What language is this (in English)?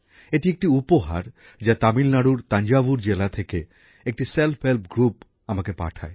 Bangla